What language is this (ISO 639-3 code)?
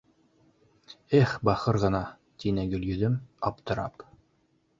bak